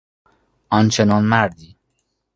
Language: Persian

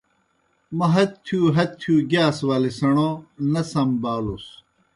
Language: Kohistani Shina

